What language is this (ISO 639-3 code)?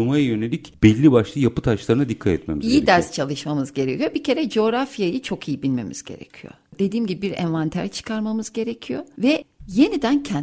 tur